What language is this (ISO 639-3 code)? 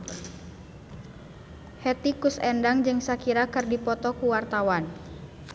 sun